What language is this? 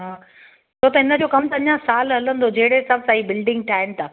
Sindhi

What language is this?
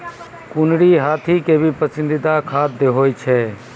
Maithili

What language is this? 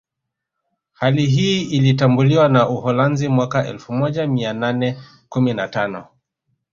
Swahili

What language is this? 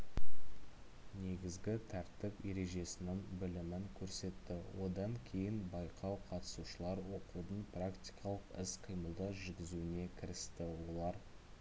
Kazakh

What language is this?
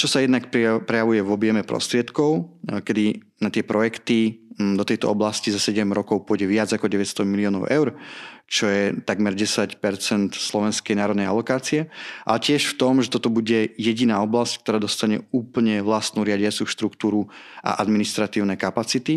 Slovak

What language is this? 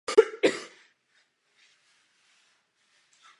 Czech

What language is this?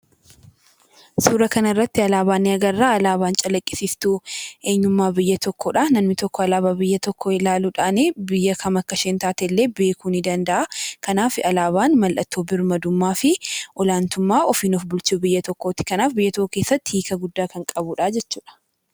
Oromo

